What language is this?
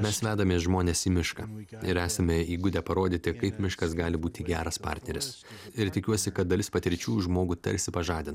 Lithuanian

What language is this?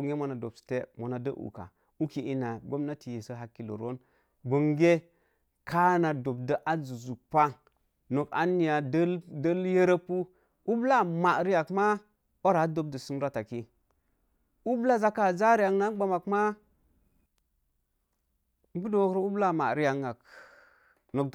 Mom Jango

